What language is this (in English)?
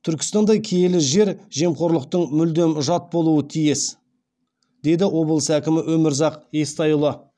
Kazakh